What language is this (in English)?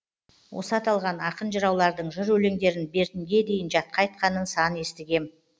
Kazakh